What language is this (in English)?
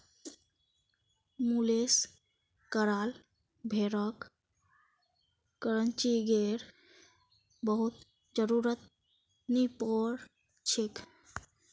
Magahi